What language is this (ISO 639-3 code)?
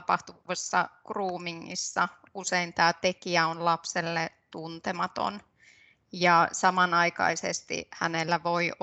fin